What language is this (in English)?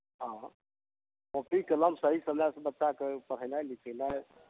Maithili